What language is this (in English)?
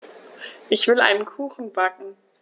German